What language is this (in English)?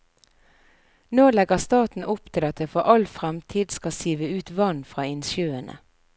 Norwegian